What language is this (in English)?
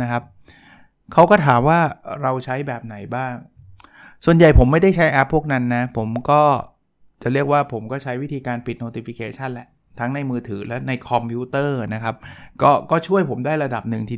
Thai